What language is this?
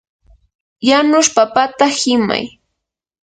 Yanahuanca Pasco Quechua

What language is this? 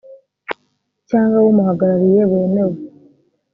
Kinyarwanda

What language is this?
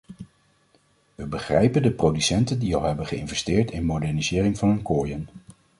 Dutch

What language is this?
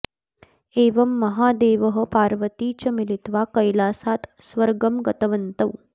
Sanskrit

